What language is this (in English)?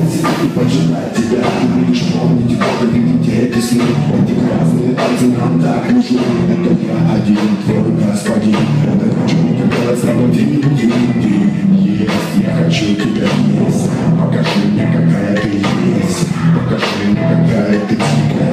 Ukrainian